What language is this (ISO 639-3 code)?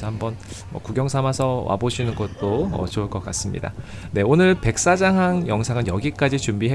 kor